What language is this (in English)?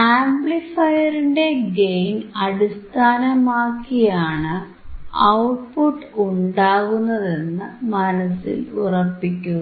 Malayalam